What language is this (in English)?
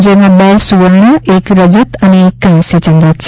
Gujarati